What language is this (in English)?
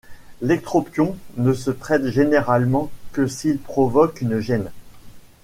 French